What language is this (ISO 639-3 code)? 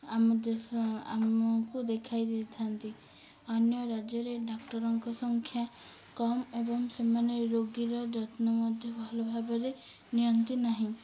ori